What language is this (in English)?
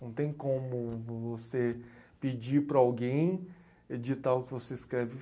Portuguese